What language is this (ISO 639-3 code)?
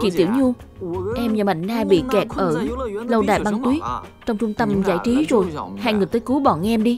vie